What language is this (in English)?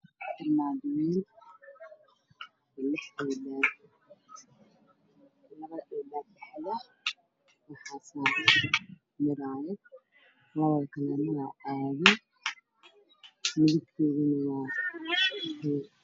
Somali